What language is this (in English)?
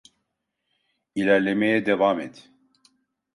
Turkish